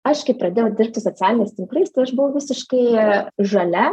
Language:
Lithuanian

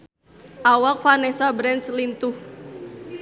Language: Sundanese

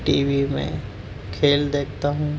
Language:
Urdu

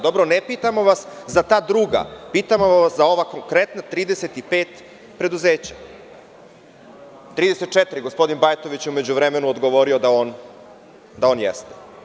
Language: Serbian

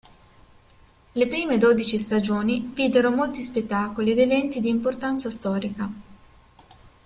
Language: Italian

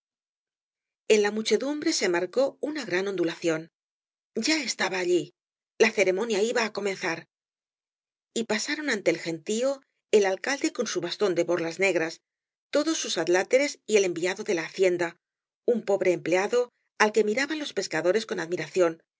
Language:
Spanish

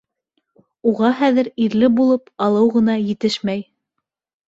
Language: Bashkir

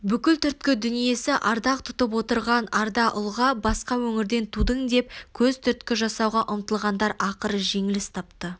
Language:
Kazakh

